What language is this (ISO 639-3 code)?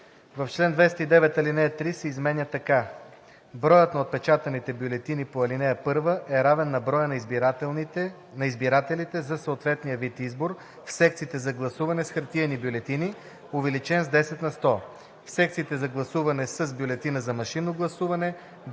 bul